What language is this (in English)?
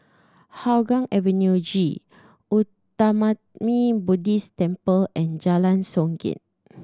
English